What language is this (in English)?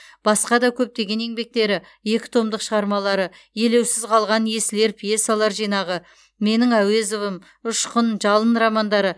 Kazakh